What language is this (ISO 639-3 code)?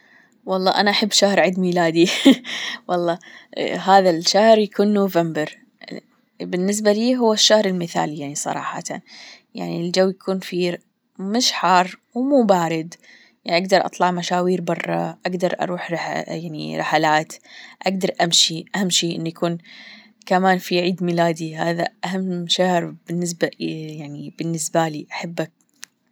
afb